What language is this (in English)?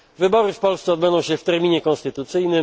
Polish